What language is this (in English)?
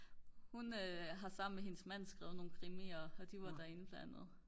Danish